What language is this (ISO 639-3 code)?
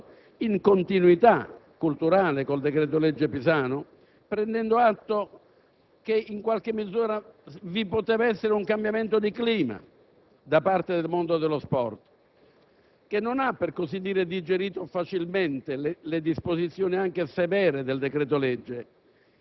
ita